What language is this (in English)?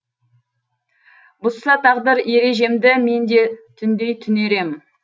Kazakh